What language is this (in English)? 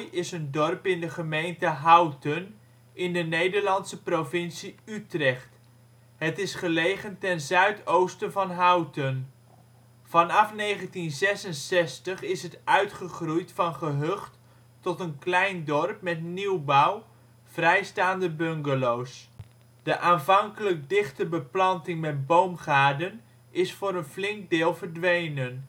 Dutch